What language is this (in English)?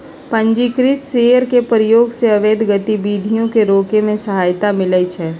Magahi